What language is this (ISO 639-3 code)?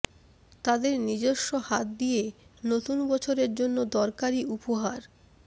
ben